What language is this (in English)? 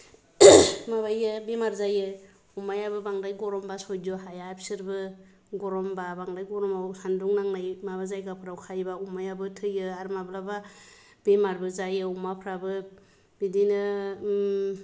Bodo